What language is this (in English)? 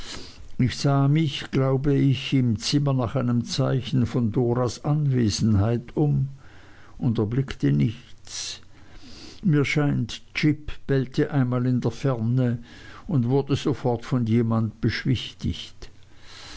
German